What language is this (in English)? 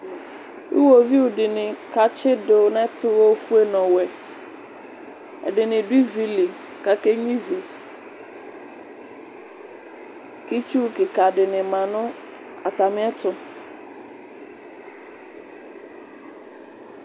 Ikposo